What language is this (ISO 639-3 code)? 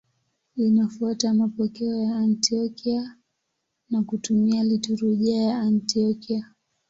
swa